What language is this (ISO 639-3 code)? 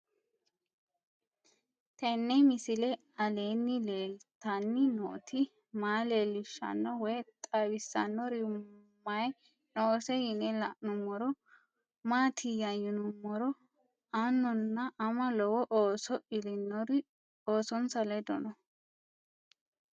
sid